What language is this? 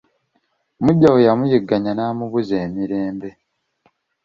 Ganda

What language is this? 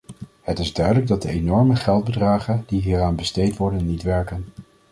Dutch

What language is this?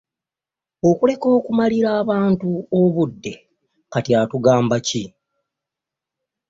Ganda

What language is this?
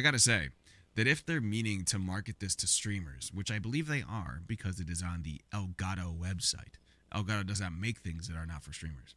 English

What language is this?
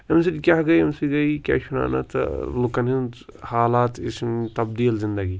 Kashmiri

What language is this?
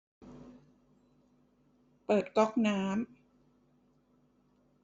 Thai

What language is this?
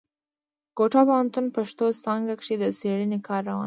Pashto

